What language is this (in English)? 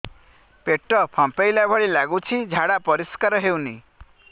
Odia